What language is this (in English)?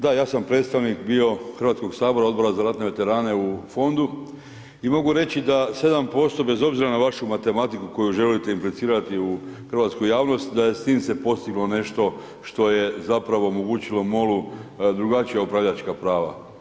Croatian